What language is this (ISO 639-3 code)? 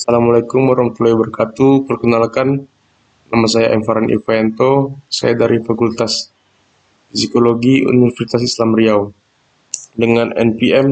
ind